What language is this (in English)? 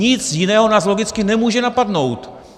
Czech